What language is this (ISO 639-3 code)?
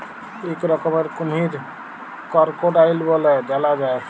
ben